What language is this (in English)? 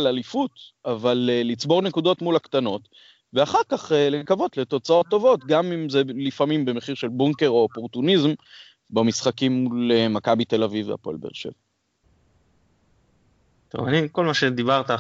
Hebrew